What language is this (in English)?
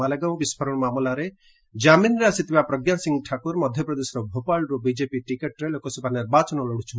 Odia